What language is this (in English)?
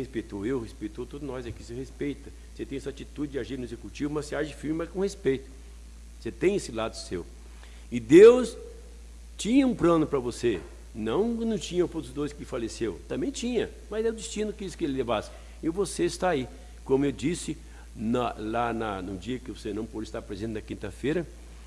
Portuguese